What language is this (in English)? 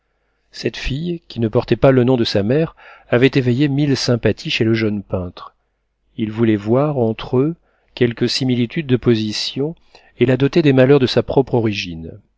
French